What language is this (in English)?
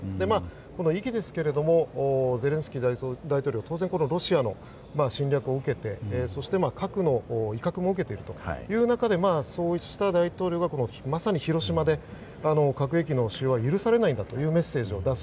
Japanese